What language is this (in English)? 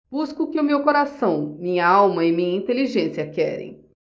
Portuguese